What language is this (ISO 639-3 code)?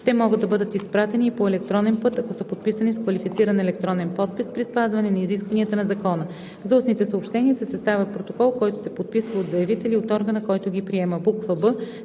bul